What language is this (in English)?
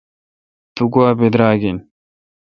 Kalkoti